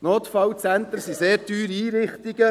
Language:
Swiss German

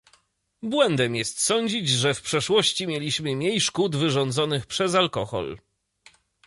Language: Polish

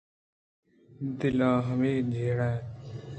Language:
Eastern Balochi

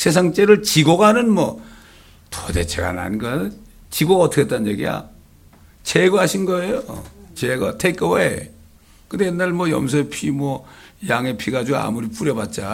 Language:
Korean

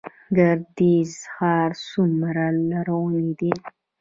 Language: Pashto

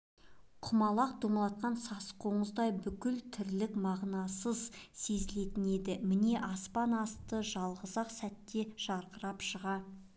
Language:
Kazakh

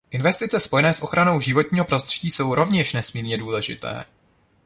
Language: Czech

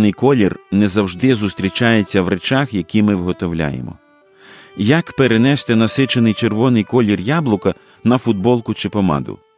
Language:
Ukrainian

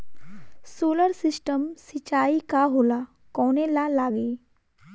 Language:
Bhojpuri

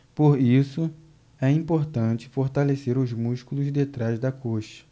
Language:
Portuguese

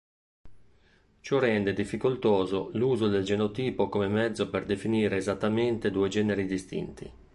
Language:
Italian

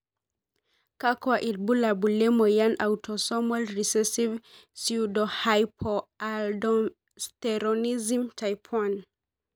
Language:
Masai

